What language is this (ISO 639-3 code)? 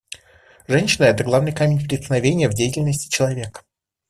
rus